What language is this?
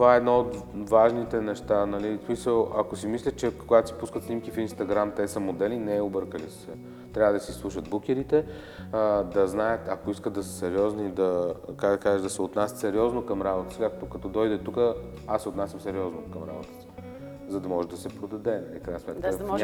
Bulgarian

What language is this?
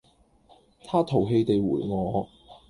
Cantonese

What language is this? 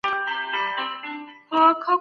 Pashto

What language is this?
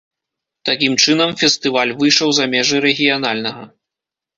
Belarusian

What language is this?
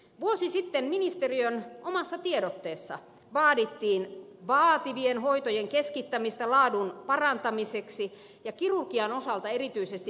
Finnish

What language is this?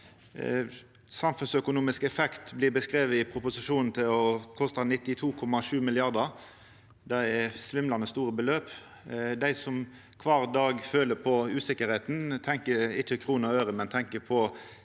Norwegian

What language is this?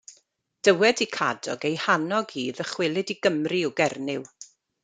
Welsh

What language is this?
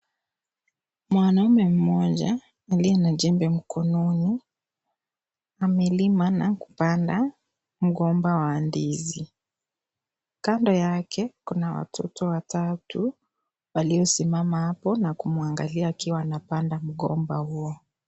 Swahili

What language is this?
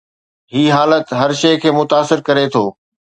Sindhi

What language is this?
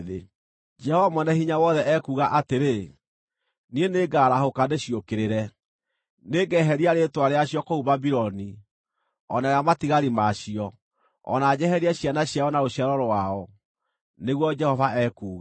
Kikuyu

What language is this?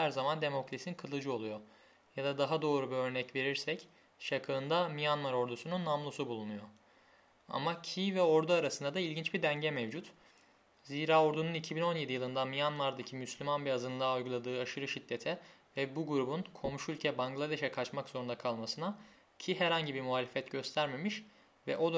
Turkish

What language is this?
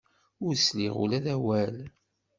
Kabyle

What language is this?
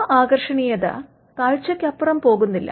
Malayalam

